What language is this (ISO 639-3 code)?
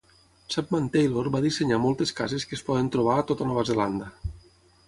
cat